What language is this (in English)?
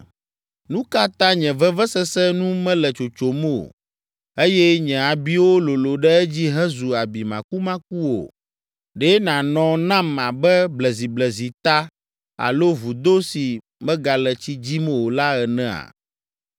Ewe